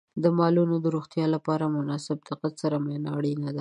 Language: Pashto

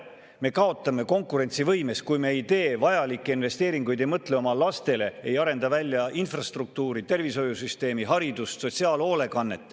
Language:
Estonian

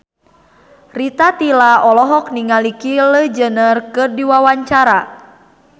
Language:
Sundanese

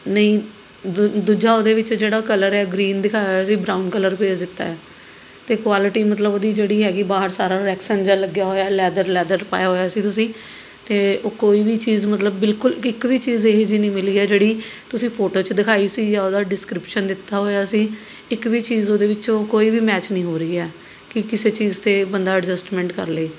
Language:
Punjabi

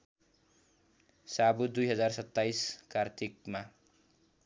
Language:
Nepali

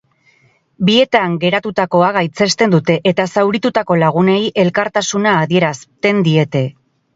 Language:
Basque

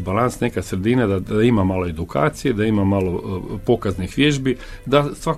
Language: Croatian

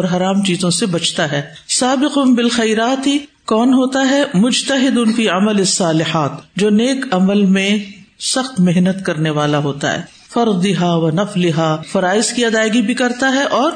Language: Urdu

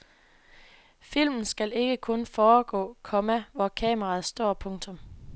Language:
Danish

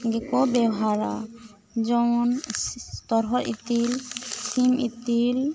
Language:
Santali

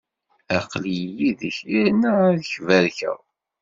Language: Kabyle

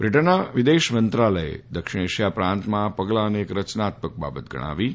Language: Gujarati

